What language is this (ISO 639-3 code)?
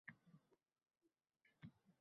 uzb